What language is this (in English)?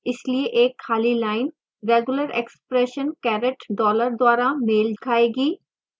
Hindi